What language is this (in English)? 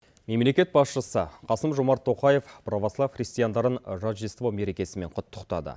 Kazakh